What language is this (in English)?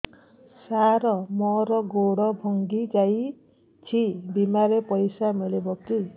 Odia